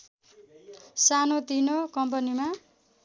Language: Nepali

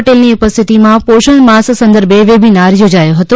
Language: Gujarati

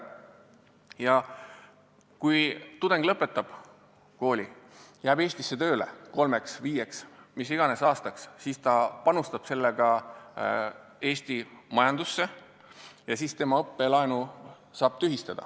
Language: Estonian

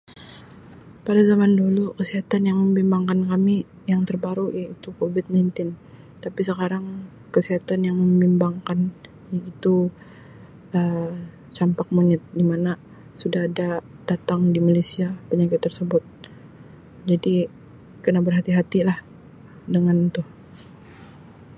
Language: Sabah Malay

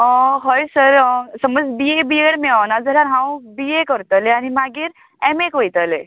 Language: Konkani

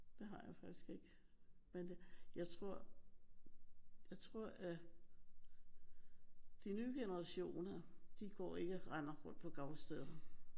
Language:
Danish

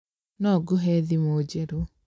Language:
Kikuyu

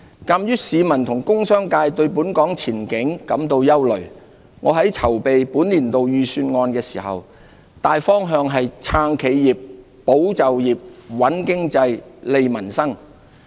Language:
Cantonese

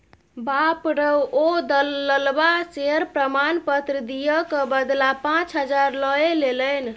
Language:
Maithili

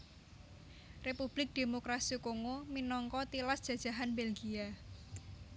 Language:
Javanese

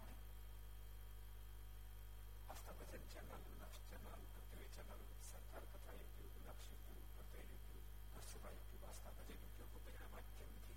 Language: Gujarati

